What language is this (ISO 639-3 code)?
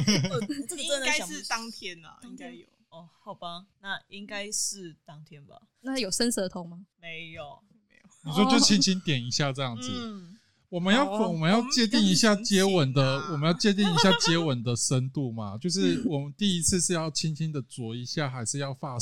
zho